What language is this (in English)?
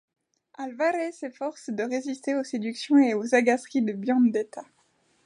French